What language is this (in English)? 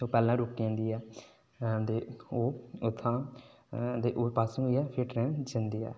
Dogri